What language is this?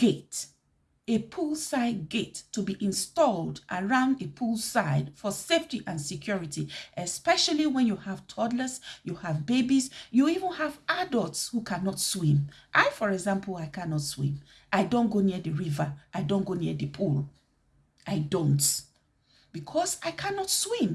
English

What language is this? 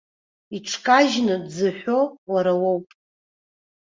Abkhazian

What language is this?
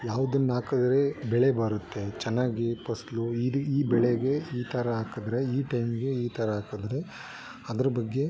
Kannada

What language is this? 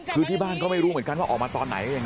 Thai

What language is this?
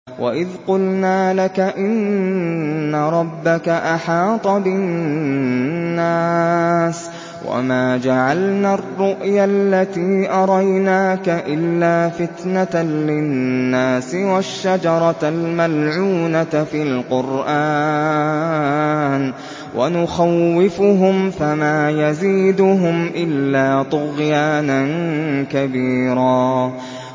Arabic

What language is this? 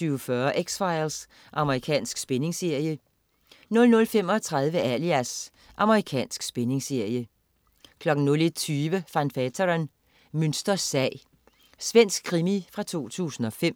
Danish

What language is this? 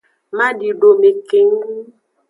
Aja (Benin)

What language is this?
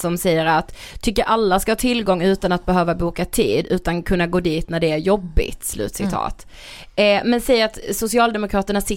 Swedish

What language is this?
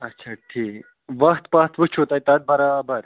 Kashmiri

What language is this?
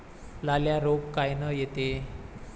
Marathi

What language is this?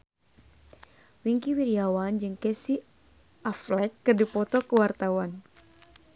Sundanese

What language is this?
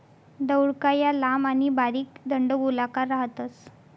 Marathi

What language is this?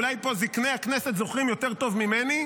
Hebrew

